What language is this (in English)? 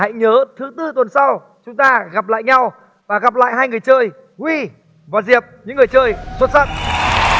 Vietnamese